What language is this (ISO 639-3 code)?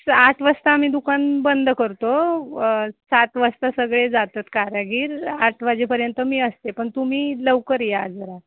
mar